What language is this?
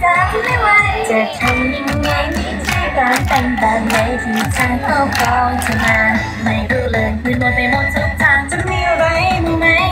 Thai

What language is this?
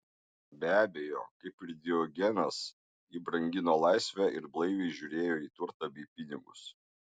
Lithuanian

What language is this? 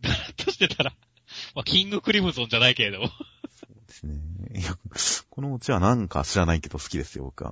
Japanese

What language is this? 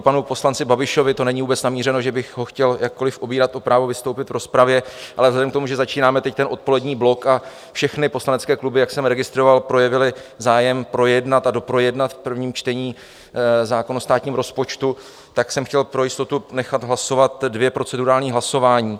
Czech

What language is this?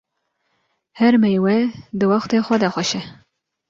Kurdish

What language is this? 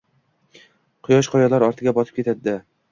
Uzbek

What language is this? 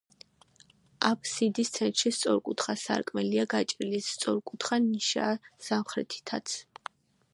Georgian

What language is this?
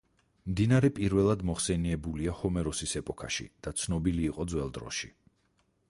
Georgian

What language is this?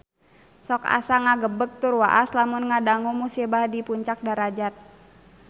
Sundanese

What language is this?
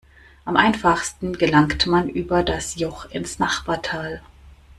German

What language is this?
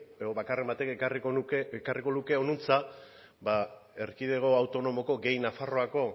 Basque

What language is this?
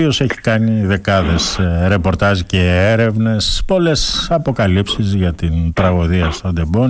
Greek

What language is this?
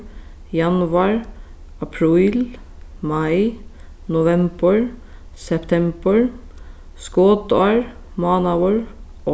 Faroese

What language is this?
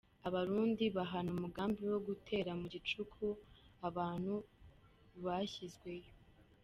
Kinyarwanda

